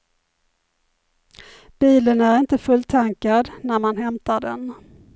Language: Swedish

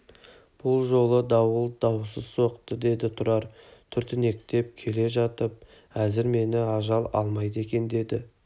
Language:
Kazakh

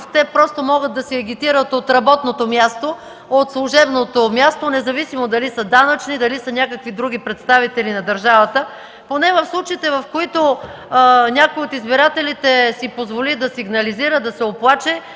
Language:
Bulgarian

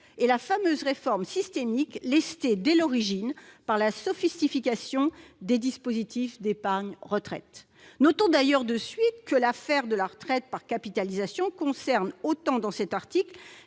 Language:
French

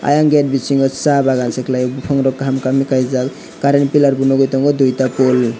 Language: Kok Borok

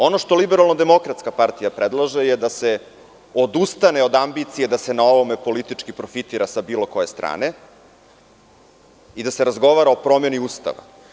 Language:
Serbian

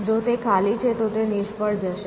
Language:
Gujarati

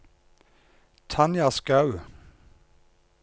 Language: Norwegian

